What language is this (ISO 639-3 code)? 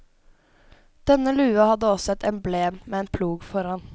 nor